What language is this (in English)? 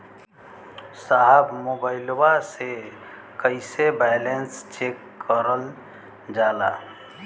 Bhojpuri